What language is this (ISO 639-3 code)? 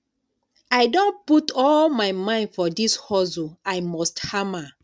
pcm